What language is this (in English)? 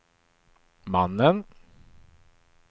Swedish